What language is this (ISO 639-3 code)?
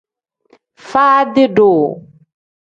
kdh